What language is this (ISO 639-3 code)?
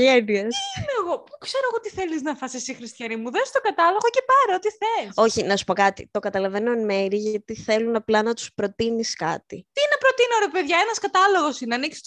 ell